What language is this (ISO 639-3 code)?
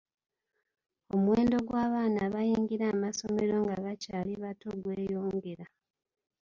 lug